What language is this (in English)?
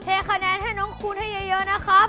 Thai